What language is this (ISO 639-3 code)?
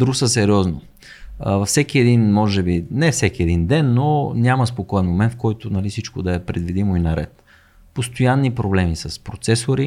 bul